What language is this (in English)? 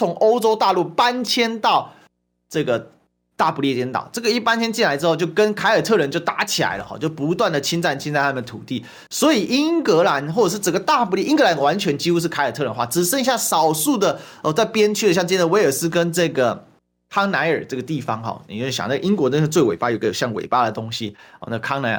Chinese